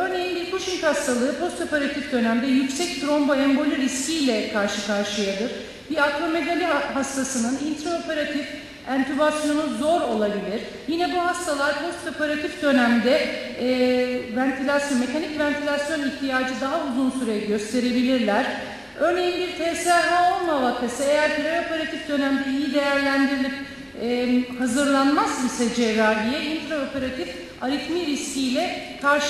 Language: Turkish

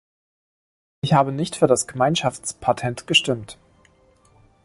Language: German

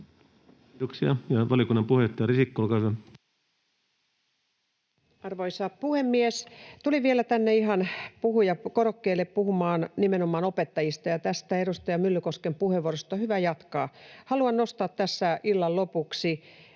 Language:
Finnish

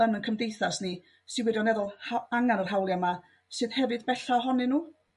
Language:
Welsh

